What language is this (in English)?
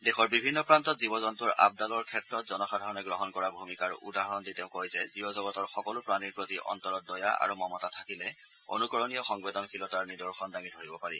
Assamese